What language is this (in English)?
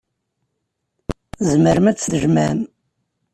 Kabyle